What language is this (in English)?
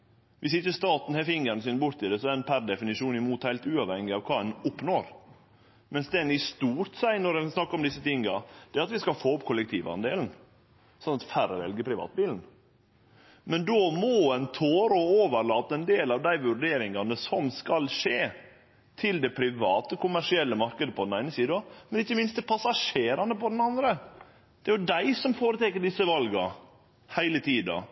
Norwegian Nynorsk